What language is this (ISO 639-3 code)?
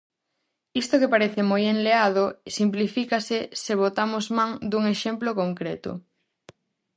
glg